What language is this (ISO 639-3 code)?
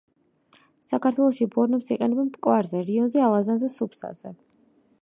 kat